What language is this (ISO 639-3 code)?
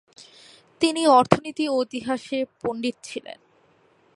ben